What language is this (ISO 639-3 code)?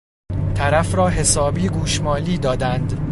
fas